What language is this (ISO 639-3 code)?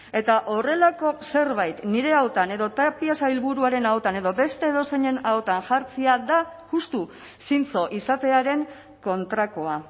eus